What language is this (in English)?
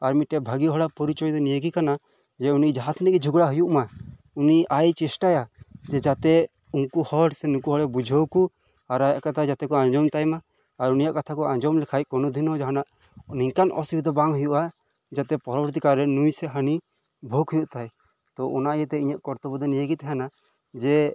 Santali